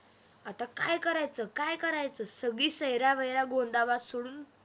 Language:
Marathi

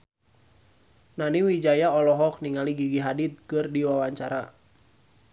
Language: Sundanese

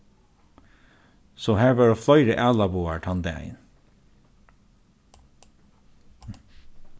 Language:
Faroese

